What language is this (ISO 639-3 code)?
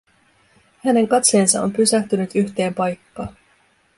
fin